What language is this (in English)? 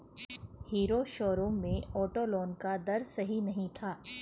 Hindi